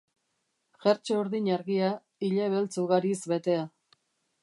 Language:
Basque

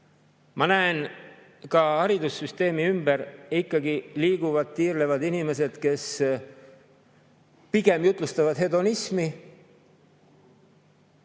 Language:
Estonian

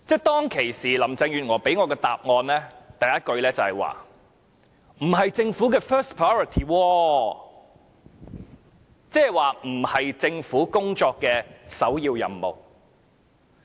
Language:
Cantonese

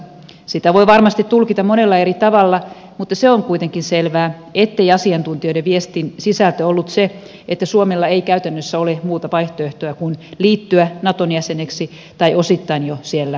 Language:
Finnish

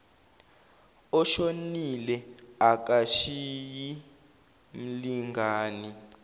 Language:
Zulu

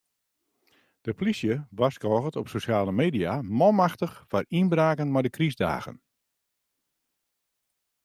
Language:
Western Frisian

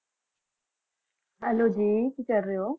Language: Punjabi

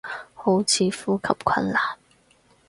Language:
Cantonese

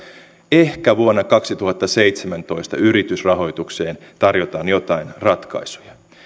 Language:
Finnish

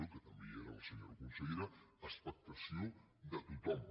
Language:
Catalan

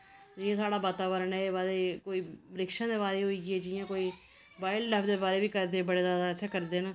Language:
Dogri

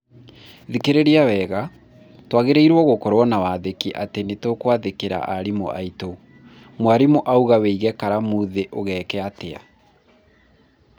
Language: Kikuyu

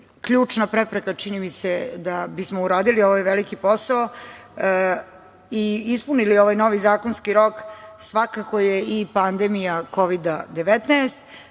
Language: Serbian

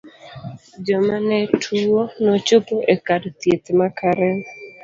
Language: Luo (Kenya and Tanzania)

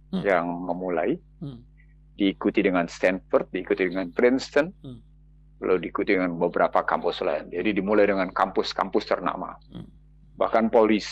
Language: Indonesian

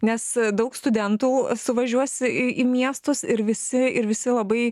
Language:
Lithuanian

